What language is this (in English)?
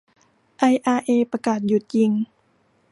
Thai